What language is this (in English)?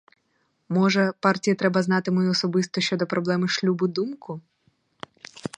Ukrainian